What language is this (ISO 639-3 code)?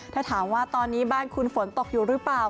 tha